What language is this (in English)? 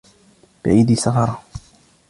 Arabic